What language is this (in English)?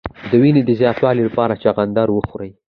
Pashto